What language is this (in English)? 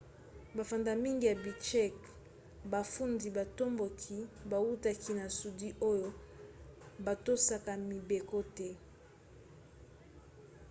Lingala